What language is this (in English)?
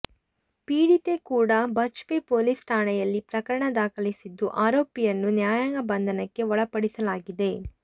Kannada